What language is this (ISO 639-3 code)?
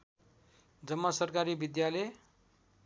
nep